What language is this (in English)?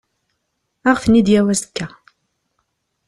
Kabyle